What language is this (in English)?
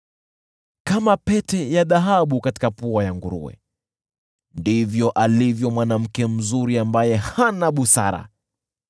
Swahili